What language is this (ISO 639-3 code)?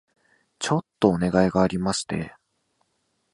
jpn